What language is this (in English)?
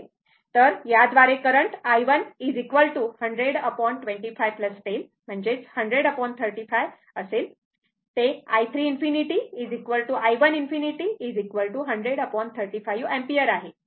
Marathi